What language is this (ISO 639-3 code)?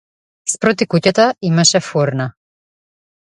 mkd